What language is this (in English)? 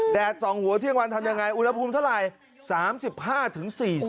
Thai